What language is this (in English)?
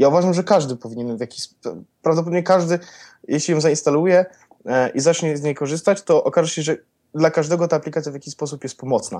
Polish